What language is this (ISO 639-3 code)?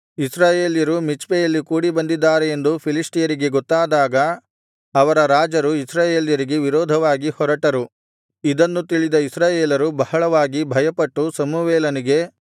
kan